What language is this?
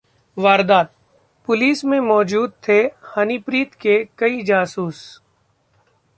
Hindi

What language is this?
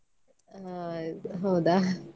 Kannada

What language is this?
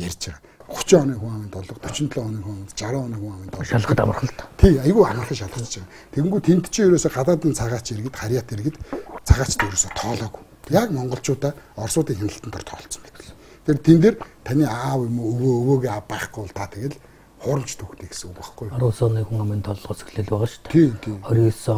Korean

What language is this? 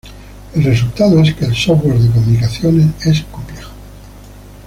Spanish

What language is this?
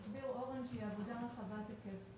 Hebrew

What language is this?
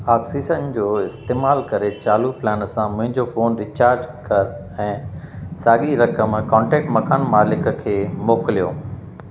Sindhi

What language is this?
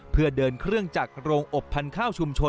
Thai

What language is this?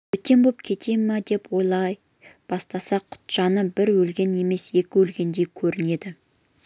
Kazakh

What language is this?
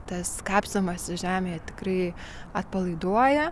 Lithuanian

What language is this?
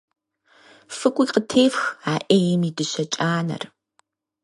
Kabardian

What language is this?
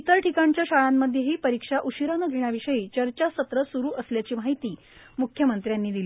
Marathi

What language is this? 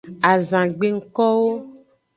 Aja (Benin)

